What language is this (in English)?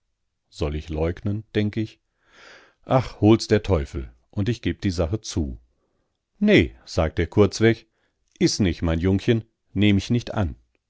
German